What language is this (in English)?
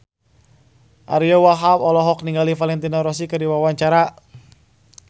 Sundanese